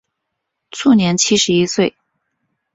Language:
Chinese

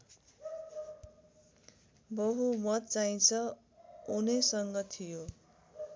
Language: Nepali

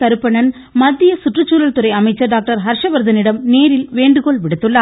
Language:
Tamil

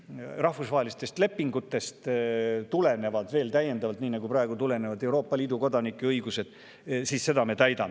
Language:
Estonian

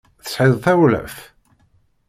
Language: Kabyle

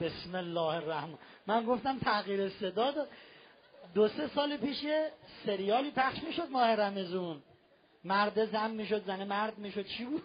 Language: Persian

